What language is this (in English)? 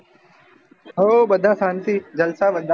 Gujarati